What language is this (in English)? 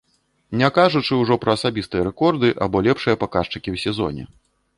Belarusian